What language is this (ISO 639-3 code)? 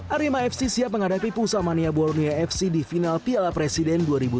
ind